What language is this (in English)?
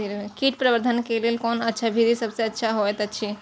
Maithili